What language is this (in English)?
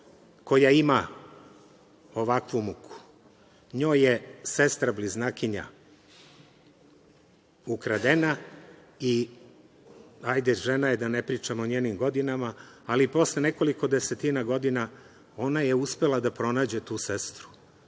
Serbian